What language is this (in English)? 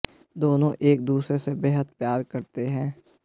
Hindi